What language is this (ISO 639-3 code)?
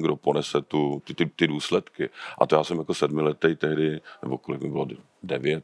ces